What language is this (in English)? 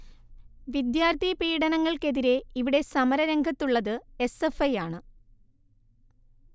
Malayalam